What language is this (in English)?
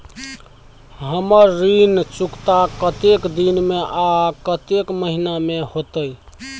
Maithili